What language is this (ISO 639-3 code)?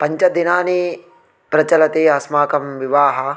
san